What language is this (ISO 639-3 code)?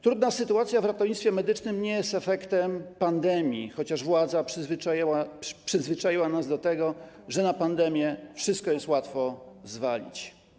pol